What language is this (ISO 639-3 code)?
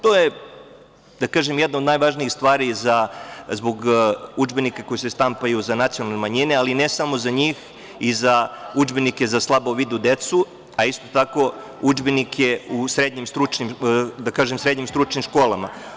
srp